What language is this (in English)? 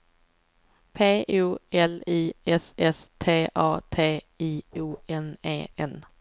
Swedish